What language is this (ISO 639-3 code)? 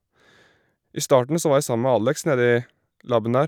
nor